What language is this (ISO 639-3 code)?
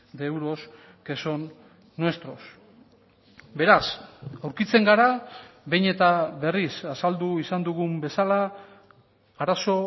eus